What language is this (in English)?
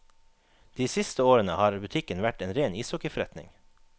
Norwegian